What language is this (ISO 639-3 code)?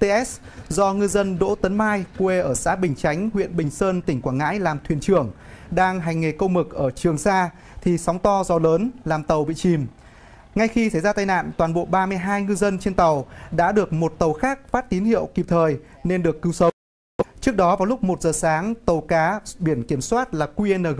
vie